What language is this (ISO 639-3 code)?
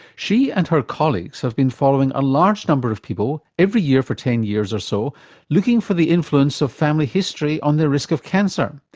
eng